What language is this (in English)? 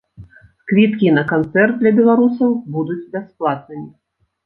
Belarusian